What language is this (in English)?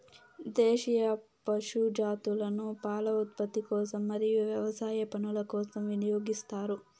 Telugu